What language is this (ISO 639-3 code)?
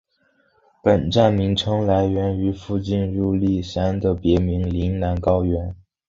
zho